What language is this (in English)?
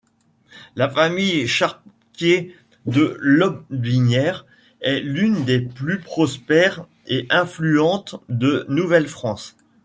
French